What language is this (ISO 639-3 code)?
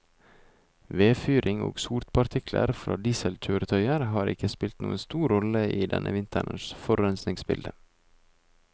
nor